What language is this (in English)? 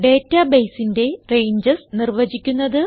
Malayalam